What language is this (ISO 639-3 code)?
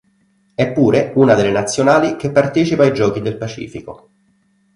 ita